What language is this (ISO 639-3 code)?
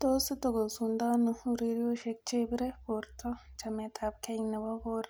kln